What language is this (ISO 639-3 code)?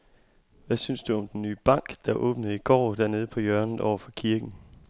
dan